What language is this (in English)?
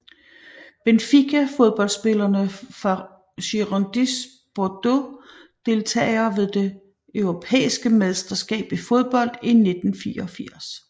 Danish